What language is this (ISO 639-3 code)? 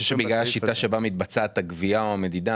heb